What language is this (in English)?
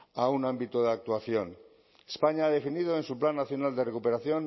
Spanish